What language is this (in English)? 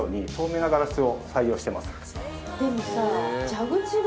Japanese